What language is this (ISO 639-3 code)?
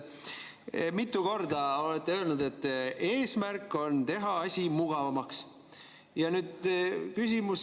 est